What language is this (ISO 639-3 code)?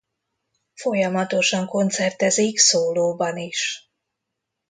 hun